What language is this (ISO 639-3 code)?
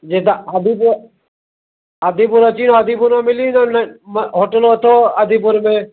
snd